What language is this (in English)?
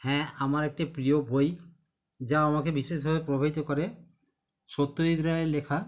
Bangla